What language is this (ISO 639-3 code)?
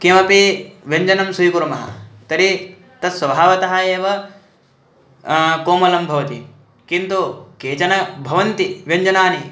san